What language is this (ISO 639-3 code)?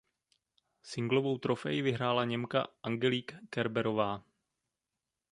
ces